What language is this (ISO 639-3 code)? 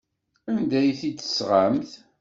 kab